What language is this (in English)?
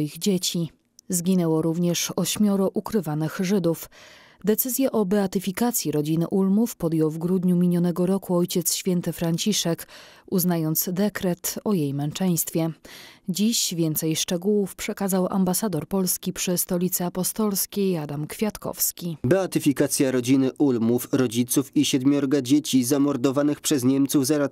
Polish